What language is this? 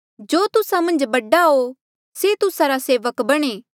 Mandeali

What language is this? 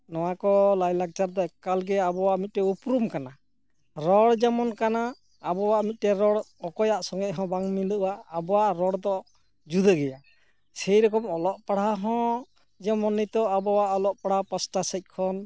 Santali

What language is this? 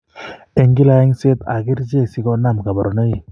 Kalenjin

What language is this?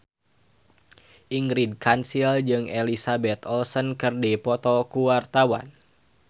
Sundanese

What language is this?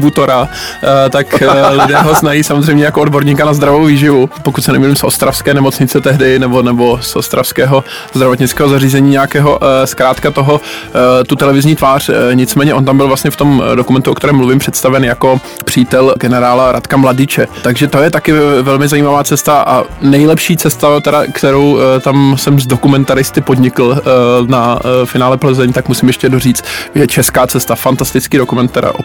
Czech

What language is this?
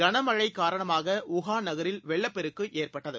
Tamil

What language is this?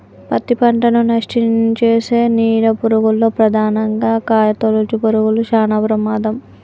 Telugu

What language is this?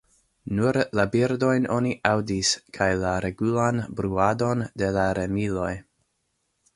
Esperanto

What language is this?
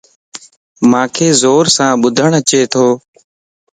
Lasi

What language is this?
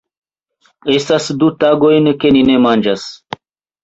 Esperanto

